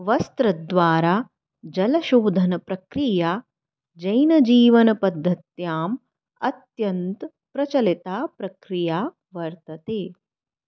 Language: Sanskrit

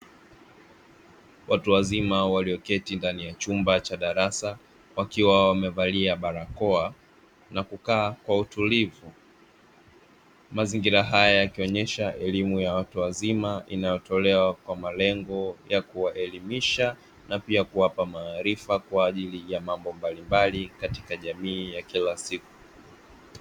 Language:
Swahili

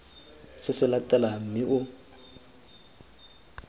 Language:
Tswana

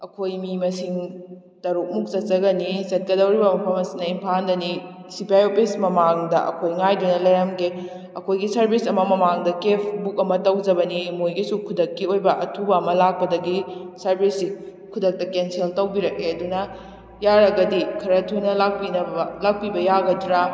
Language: Manipuri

